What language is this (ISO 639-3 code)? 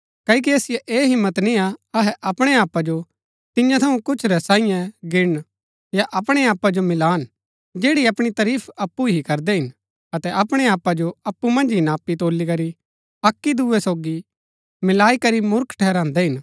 gbk